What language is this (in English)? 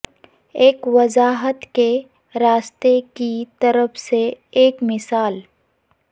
Urdu